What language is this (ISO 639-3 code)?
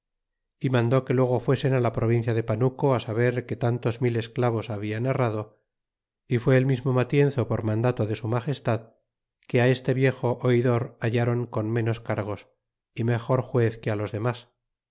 spa